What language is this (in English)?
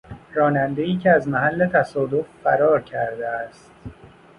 Persian